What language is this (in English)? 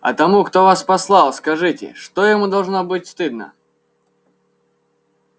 Russian